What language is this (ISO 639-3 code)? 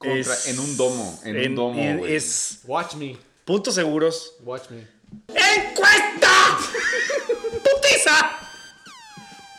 spa